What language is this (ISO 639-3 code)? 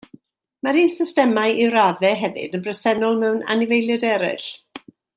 cym